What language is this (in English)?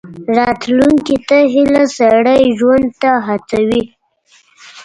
Pashto